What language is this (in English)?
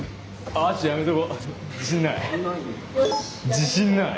Japanese